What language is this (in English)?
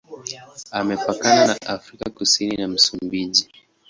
Swahili